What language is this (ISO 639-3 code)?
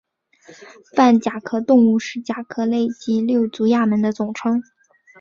zho